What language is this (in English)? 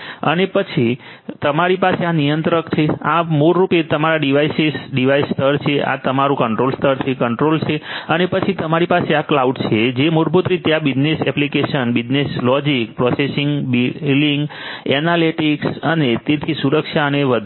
Gujarati